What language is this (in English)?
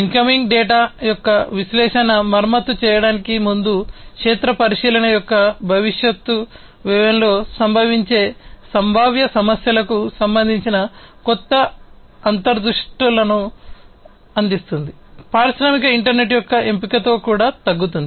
Telugu